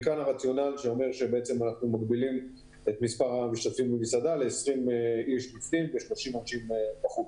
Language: Hebrew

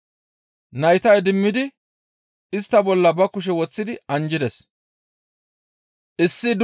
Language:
Gamo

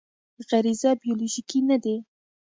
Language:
Pashto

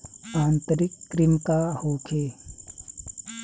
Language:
Bhojpuri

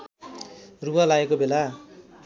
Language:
Nepali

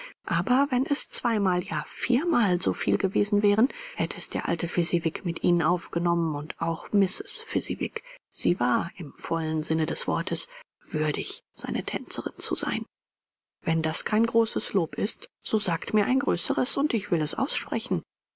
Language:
German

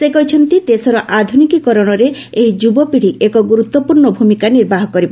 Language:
Odia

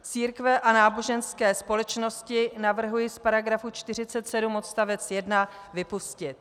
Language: Czech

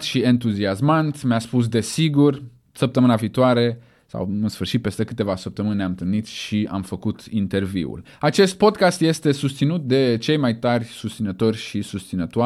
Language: Romanian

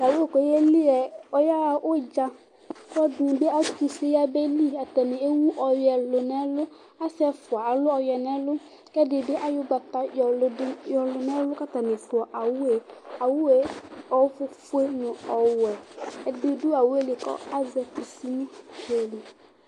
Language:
Ikposo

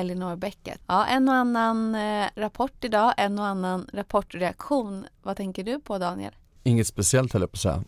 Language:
Swedish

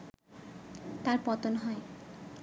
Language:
Bangla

